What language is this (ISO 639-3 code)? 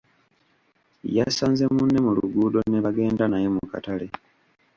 lug